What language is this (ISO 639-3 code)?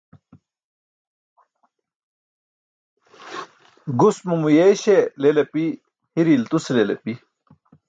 bsk